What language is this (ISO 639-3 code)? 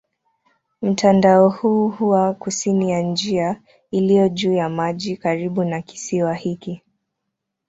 swa